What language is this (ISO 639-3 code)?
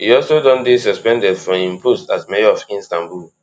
pcm